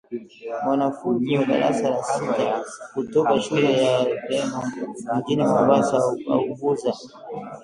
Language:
Swahili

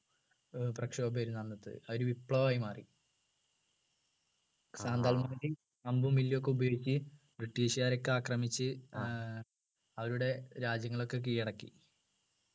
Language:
Malayalam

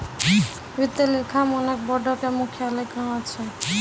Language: Maithili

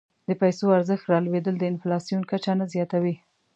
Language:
Pashto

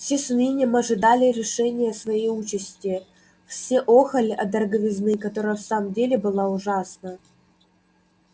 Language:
Russian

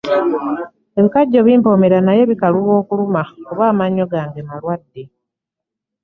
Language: Ganda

